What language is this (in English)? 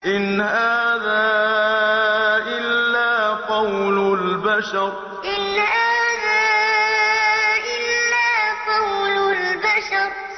Arabic